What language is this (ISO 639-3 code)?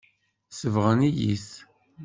kab